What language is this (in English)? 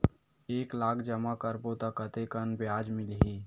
Chhattisgarhi